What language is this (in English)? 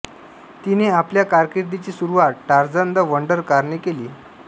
Marathi